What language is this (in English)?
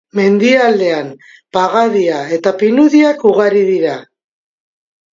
Basque